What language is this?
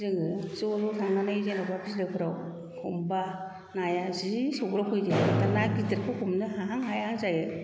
Bodo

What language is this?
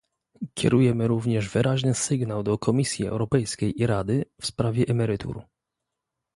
Polish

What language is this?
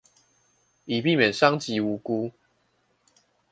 Chinese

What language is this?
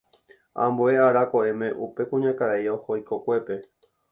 Guarani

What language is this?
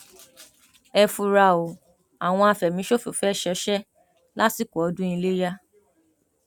Yoruba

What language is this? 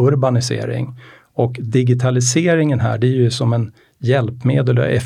Swedish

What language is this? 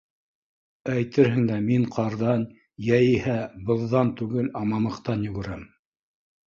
Bashkir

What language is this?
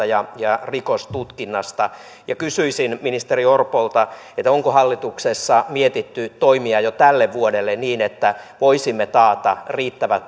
Finnish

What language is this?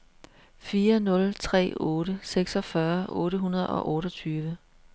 Danish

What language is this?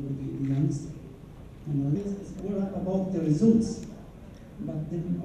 Thai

